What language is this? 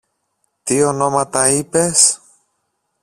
Greek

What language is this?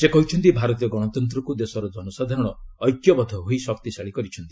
Odia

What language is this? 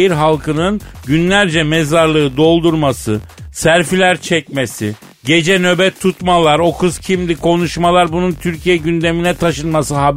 Turkish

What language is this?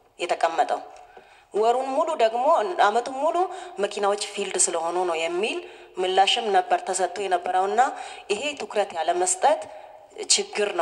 Arabic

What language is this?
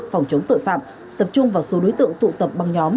Vietnamese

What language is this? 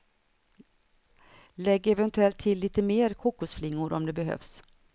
Swedish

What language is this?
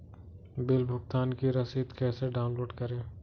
Hindi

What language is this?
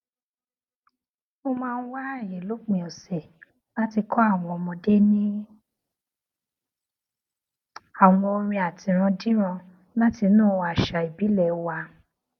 Yoruba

